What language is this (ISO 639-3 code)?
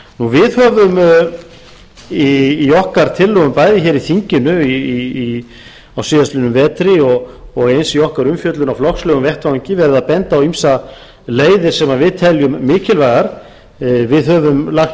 isl